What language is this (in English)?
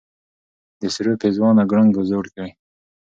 Pashto